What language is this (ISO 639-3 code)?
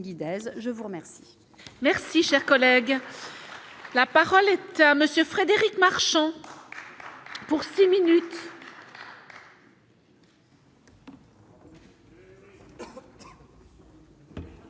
fra